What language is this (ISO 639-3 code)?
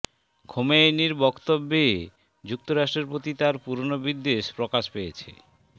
ben